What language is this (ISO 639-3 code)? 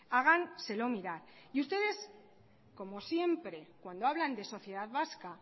spa